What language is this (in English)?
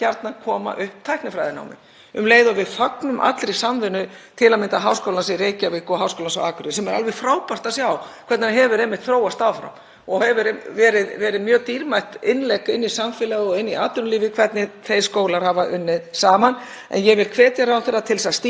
Icelandic